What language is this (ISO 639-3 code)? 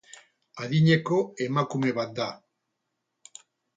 eus